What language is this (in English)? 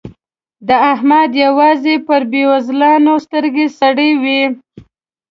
Pashto